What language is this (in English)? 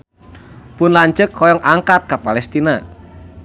Sundanese